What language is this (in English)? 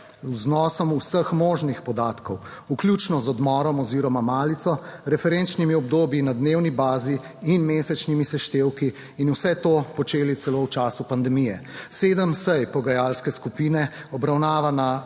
Slovenian